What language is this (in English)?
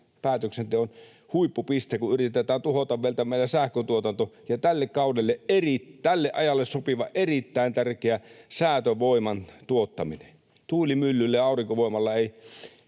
Finnish